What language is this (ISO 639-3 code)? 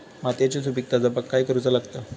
mar